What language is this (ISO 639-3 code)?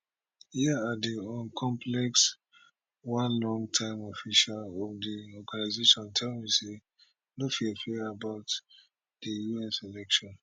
pcm